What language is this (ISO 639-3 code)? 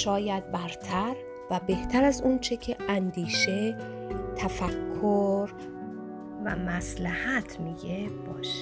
fas